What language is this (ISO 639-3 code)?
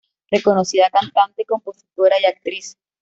spa